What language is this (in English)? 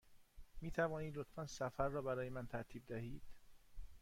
Persian